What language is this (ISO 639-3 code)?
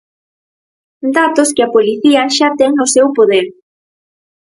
glg